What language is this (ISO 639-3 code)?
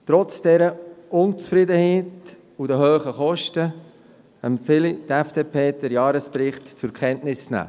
gsw